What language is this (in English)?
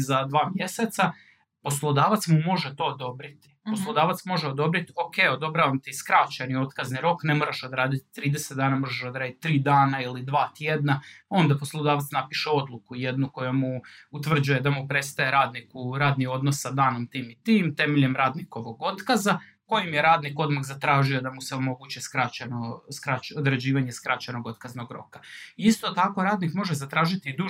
Croatian